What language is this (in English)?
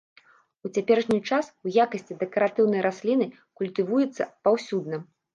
Belarusian